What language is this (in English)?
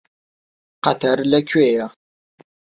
Central Kurdish